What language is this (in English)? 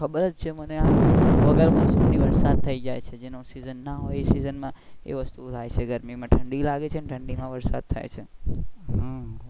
Gujarati